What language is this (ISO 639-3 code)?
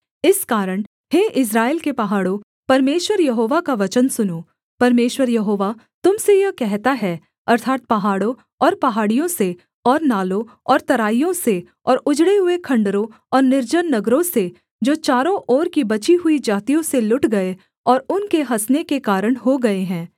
hin